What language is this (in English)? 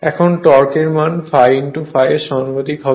Bangla